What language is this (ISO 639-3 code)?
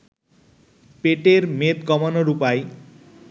ben